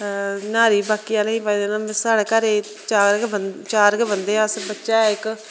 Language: Dogri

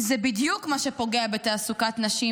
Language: Hebrew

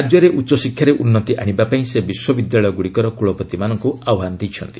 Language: Odia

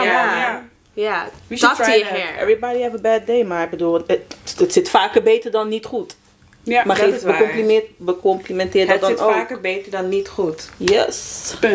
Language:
Dutch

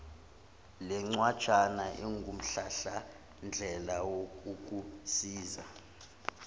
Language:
Zulu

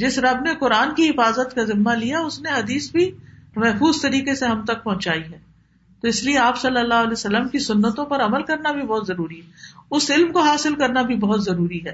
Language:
Urdu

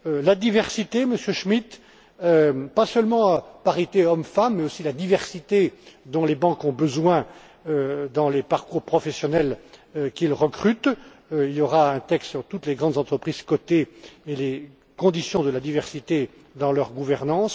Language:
French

